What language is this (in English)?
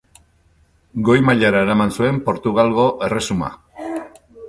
Basque